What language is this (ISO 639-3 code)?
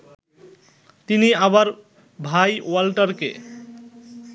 ben